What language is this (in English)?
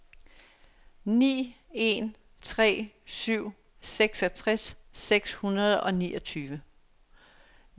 Danish